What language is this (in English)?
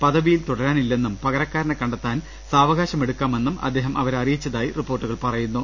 Malayalam